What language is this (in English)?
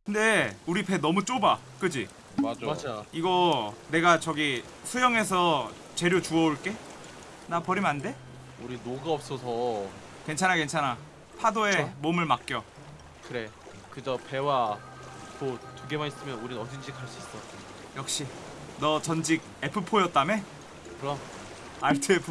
Korean